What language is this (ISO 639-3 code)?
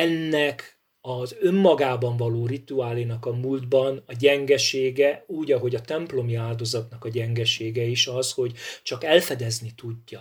hun